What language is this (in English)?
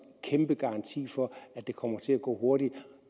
Danish